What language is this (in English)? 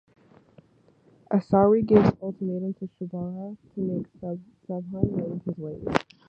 English